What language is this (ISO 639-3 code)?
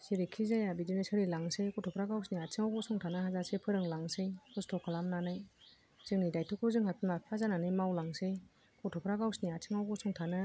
brx